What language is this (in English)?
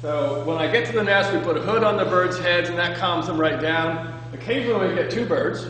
English